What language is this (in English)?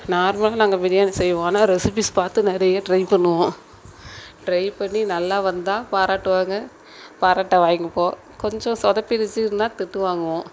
Tamil